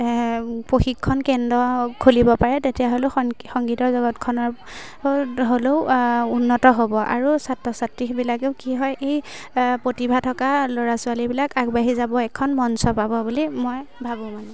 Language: Assamese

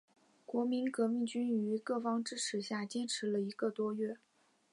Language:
Chinese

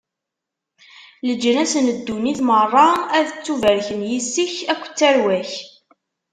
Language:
Kabyle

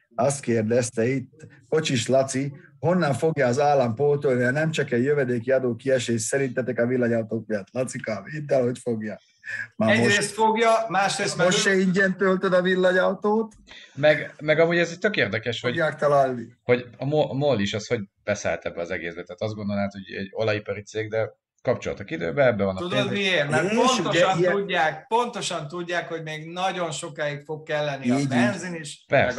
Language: Hungarian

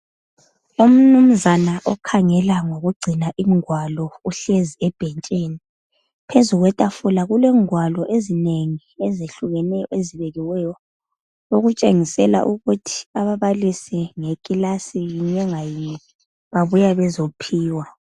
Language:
North Ndebele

